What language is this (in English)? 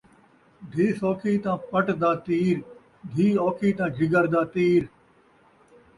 Saraiki